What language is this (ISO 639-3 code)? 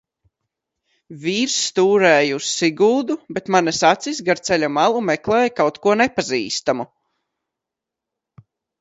lav